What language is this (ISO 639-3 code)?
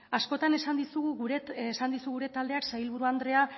eus